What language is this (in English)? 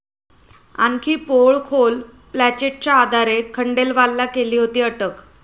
Marathi